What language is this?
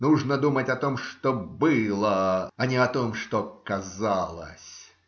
Russian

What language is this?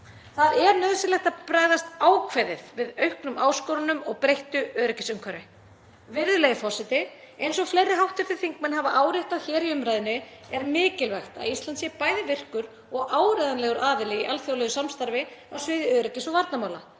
Icelandic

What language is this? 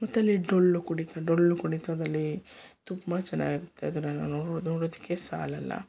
Kannada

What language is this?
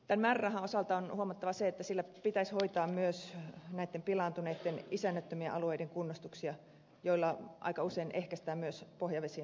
Finnish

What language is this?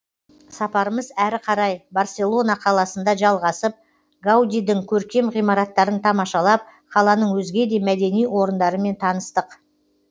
Kazakh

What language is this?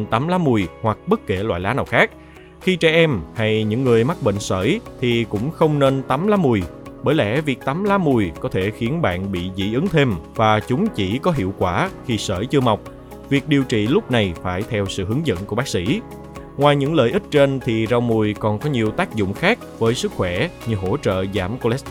Vietnamese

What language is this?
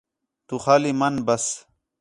Khetrani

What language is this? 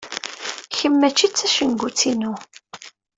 Kabyle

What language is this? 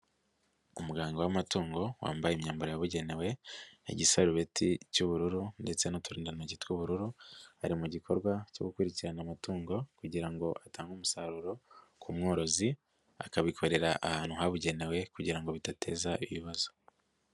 Kinyarwanda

